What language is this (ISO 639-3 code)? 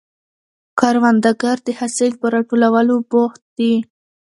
pus